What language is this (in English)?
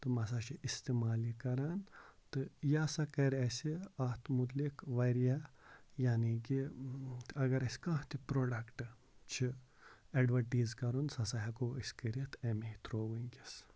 Kashmiri